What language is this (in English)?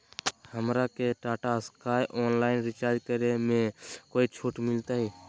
Magahi